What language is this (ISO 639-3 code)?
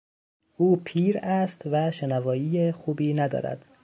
fas